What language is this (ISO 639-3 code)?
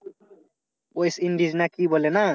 ben